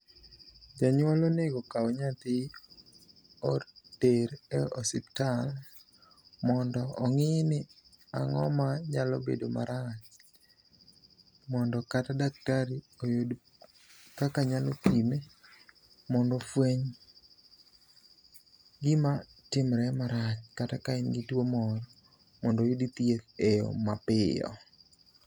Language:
Luo (Kenya and Tanzania)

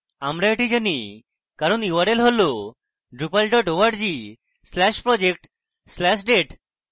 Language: Bangla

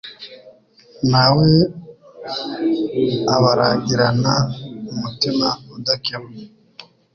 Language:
Kinyarwanda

